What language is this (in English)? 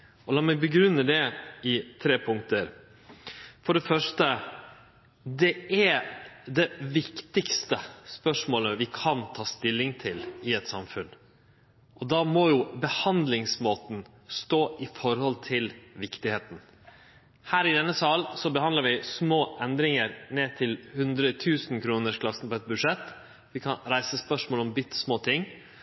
Norwegian Nynorsk